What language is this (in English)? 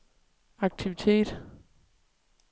Danish